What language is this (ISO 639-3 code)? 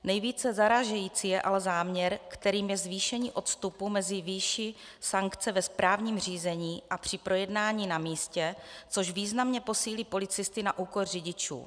ces